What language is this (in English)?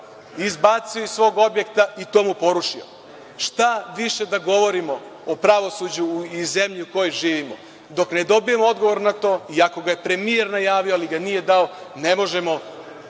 Serbian